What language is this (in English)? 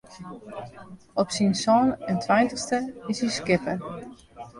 Western Frisian